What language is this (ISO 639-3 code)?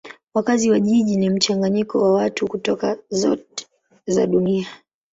swa